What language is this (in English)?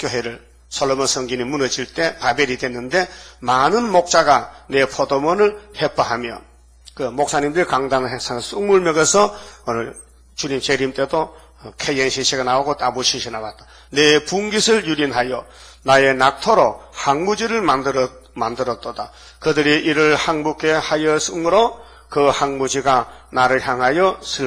Korean